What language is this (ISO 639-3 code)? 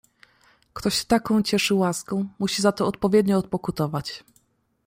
pol